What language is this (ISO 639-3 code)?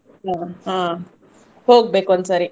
kan